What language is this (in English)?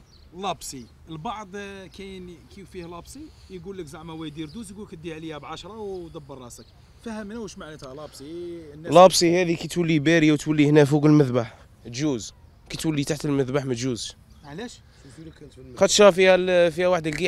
Arabic